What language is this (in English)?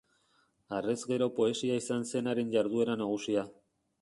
Basque